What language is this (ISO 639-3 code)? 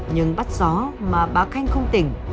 vie